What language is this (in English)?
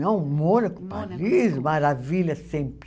Portuguese